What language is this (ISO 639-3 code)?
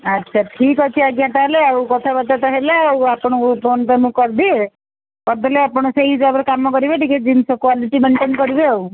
ori